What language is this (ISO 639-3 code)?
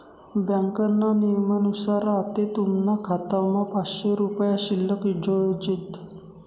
mar